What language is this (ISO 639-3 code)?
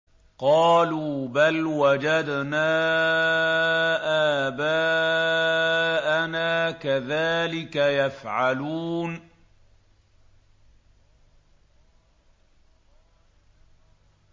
ara